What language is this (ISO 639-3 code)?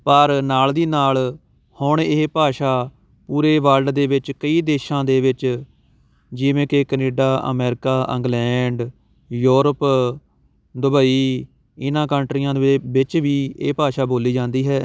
pan